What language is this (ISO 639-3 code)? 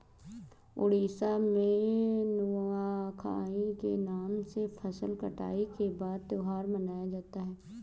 hin